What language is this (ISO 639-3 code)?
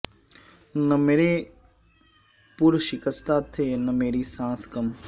urd